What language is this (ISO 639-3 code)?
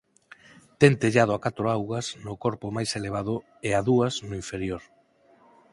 glg